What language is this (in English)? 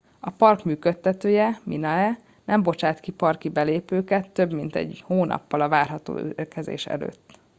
Hungarian